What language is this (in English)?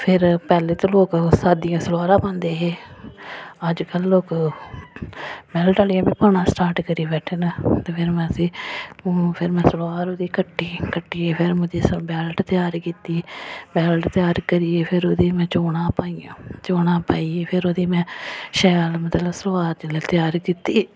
Dogri